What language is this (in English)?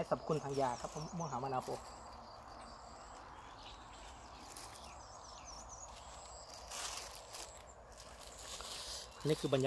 Thai